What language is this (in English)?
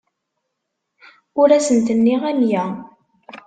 Kabyle